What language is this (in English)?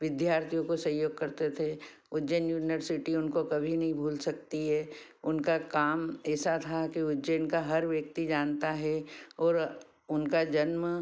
Hindi